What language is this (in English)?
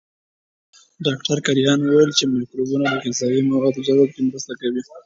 Pashto